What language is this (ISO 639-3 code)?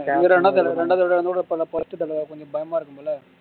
tam